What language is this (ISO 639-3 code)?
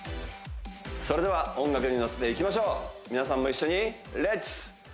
jpn